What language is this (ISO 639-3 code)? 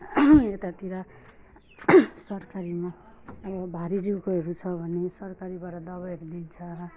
nep